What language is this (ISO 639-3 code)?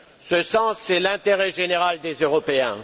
fra